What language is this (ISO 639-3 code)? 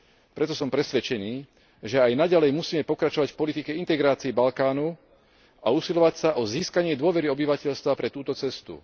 slk